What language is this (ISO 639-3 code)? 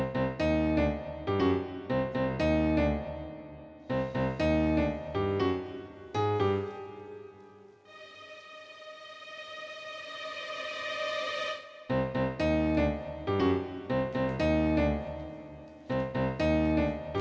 ind